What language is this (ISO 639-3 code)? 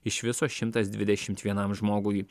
lit